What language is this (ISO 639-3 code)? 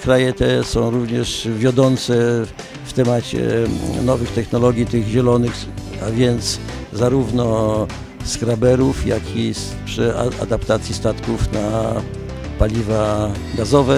pol